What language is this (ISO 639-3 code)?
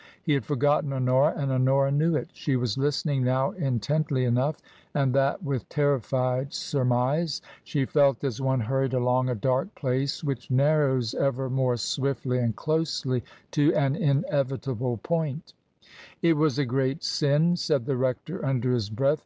eng